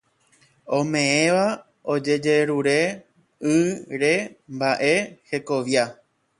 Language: Guarani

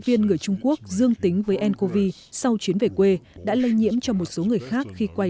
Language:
Vietnamese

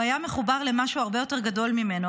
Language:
Hebrew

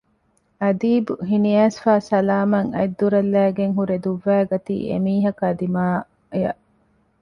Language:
Divehi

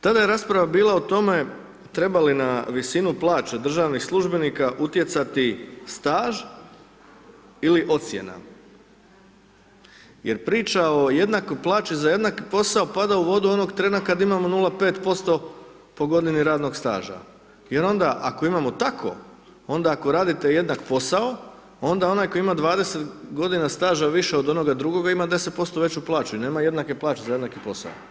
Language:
Croatian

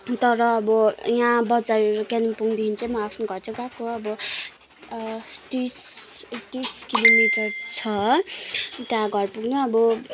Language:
Nepali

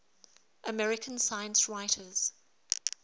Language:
English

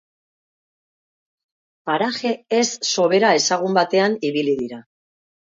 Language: Basque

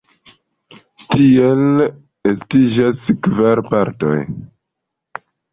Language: Esperanto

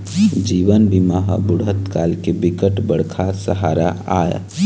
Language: Chhattisgarhi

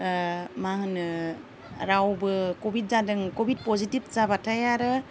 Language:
Bodo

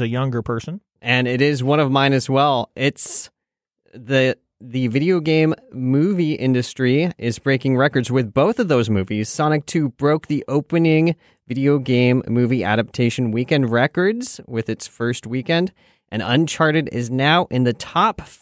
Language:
English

